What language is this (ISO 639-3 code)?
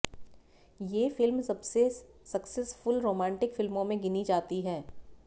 hin